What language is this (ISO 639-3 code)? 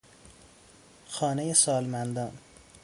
fas